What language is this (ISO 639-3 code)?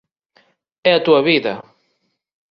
glg